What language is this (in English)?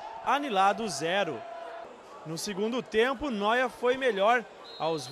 Portuguese